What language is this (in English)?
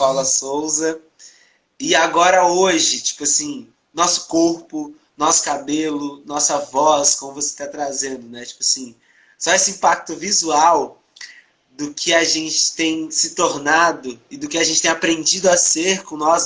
Portuguese